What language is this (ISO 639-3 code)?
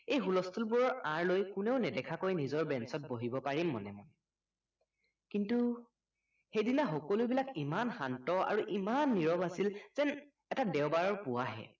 asm